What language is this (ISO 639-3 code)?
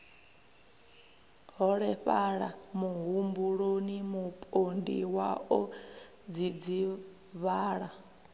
ven